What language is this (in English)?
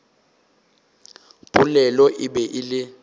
Northern Sotho